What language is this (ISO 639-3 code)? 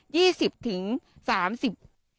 tha